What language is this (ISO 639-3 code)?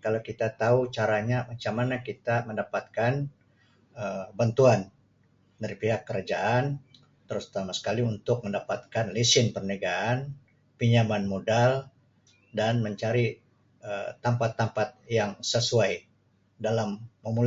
msi